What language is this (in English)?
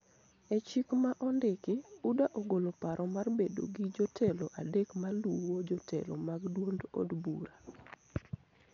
Luo (Kenya and Tanzania)